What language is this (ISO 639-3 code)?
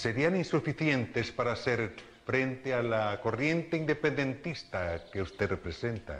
spa